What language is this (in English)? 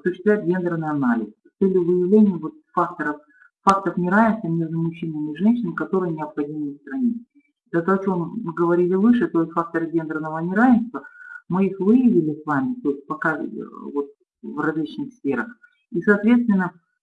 Russian